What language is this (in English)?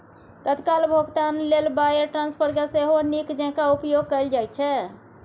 Maithili